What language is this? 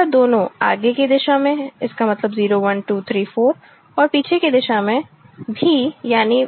Hindi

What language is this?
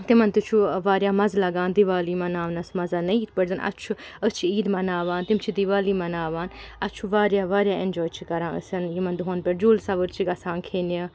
Kashmiri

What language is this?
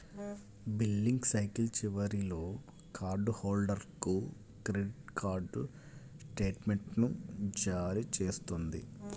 Telugu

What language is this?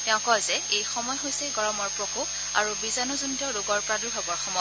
Assamese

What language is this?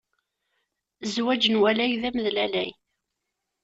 Kabyle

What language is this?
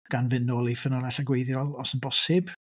Welsh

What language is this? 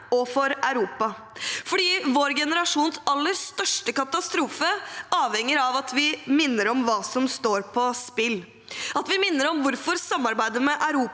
Norwegian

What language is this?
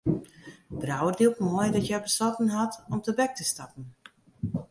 Western Frisian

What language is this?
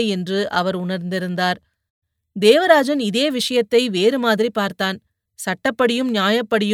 Tamil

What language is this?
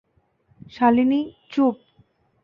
Bangla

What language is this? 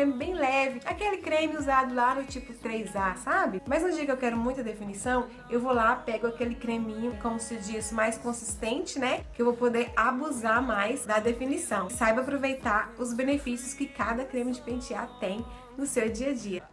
Portuguese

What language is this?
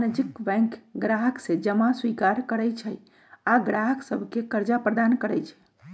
Magahi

